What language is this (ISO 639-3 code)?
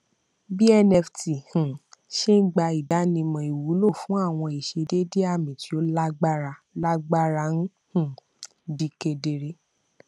yor